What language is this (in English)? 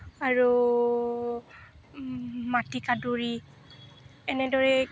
Assamese